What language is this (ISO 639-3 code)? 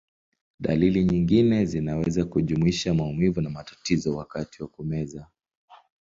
swa